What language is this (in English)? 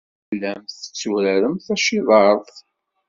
Kabyle